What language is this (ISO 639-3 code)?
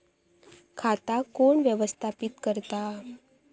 mar